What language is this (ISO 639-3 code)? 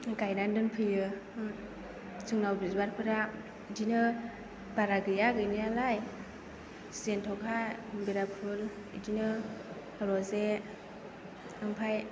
brx